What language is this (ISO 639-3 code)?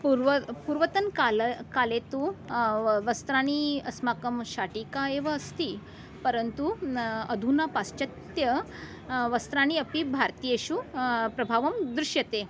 san